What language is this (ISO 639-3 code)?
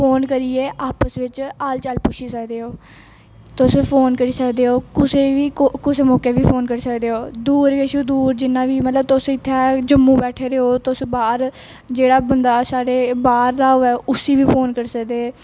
doi